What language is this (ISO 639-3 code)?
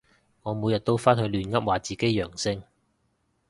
yue